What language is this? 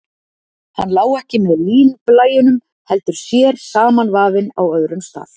Icelandic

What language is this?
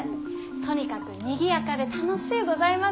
Japanese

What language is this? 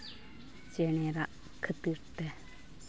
Santali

